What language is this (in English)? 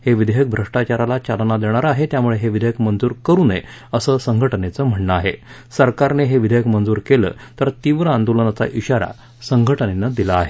Marathi